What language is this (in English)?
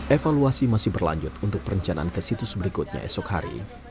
Indonesian